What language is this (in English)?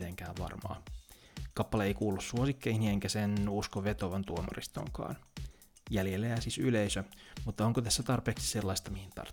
Finnish